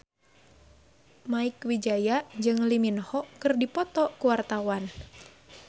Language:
Sundanese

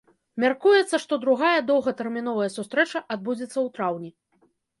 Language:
Belarusian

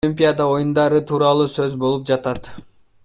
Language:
Kyrgyz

